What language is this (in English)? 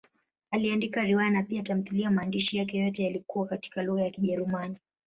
Swahili